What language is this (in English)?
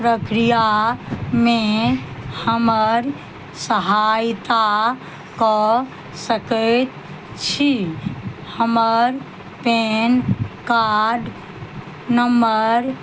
Maithili